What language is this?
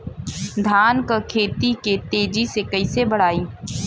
Bhojpuri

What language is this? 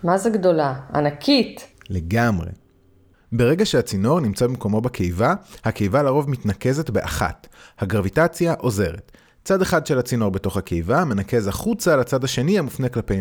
Hebrew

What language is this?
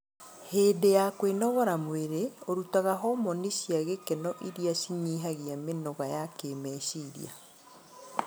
Kikuyu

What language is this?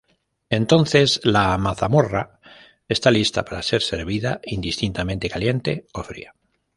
Spanish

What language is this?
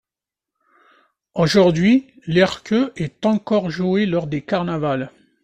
French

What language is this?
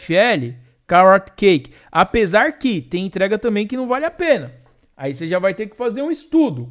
Portuguese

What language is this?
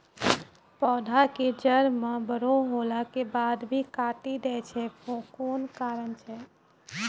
Maithili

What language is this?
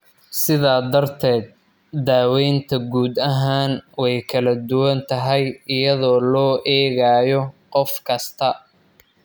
Somali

